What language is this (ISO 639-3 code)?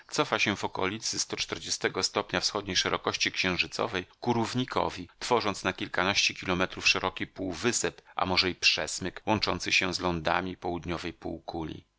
pol